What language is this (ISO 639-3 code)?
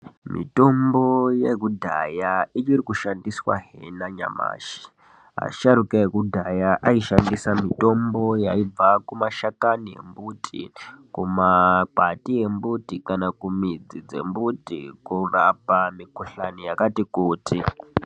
ndc